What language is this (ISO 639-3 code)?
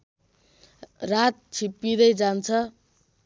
nep